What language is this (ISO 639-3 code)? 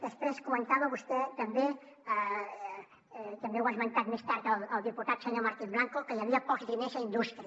cat